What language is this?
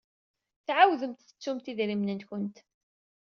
Kabyle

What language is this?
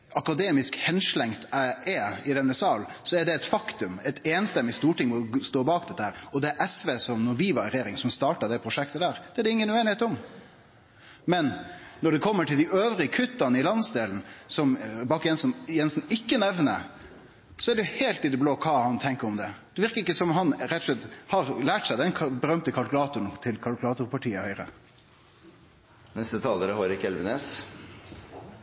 Norwegian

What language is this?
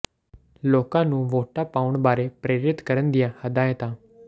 Punjabi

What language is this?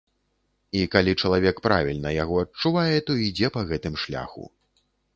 Belarusian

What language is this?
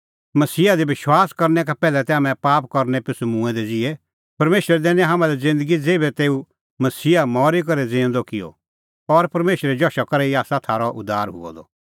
Kullu Pahari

